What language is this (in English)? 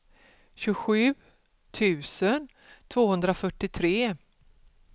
Swedish